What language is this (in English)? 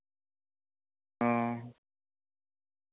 Santali